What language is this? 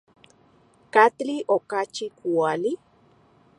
Central Puebla Nahuatl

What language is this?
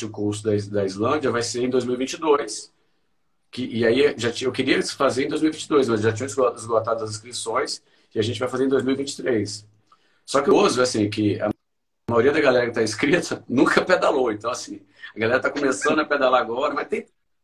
Portuguese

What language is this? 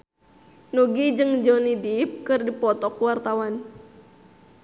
Sundanese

